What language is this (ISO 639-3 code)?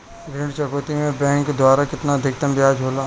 bho